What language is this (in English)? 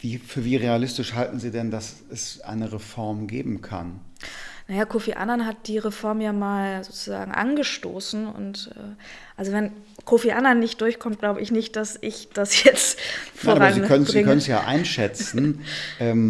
German